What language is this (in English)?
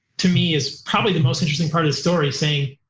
English